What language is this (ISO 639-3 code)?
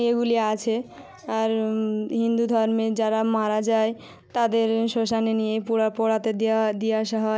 ben